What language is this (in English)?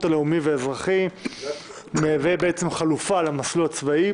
Hebrew